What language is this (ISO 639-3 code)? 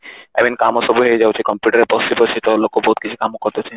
ori